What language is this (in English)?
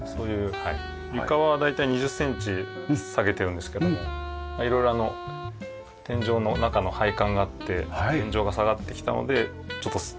Japanese